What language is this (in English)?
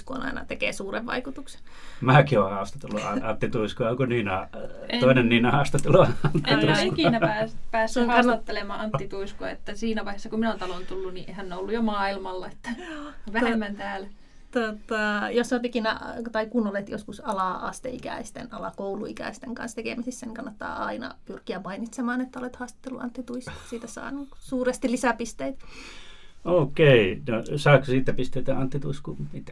Finnish